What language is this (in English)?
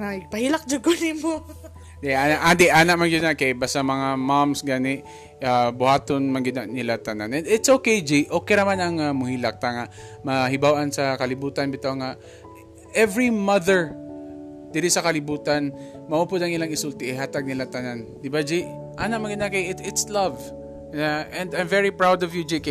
Filipino